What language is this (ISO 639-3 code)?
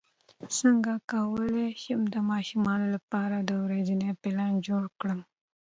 pus